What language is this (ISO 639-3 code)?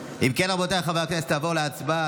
heb